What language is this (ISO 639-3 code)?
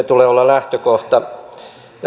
fin